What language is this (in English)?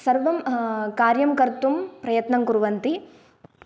Sanskrit